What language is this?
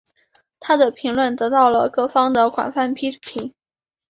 Chinese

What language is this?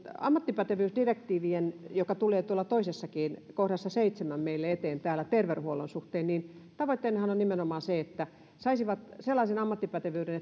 Finnish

